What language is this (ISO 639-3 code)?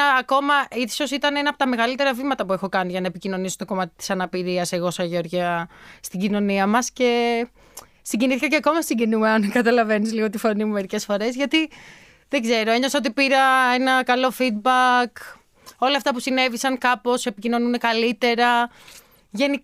ell